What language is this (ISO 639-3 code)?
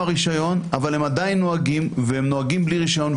heb